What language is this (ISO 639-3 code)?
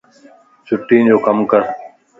lss